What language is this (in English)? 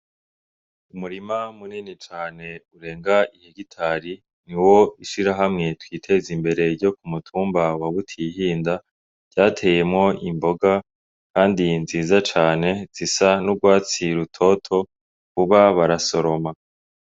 Rundi